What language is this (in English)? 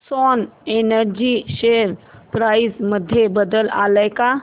Marathi